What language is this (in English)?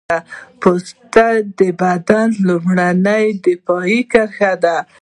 Pashto